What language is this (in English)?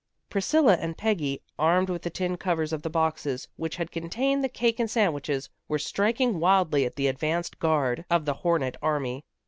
English